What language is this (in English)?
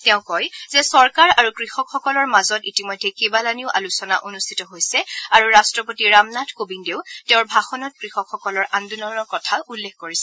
Assamese